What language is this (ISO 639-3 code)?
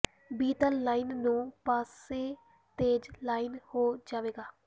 pan